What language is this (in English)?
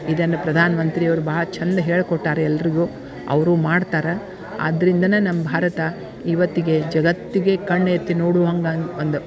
Kannada